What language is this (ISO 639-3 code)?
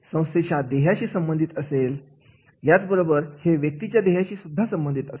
mar